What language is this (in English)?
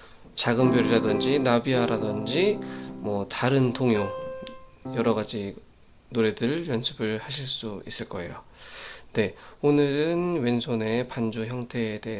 Korean